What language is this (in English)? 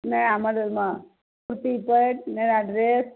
Maithili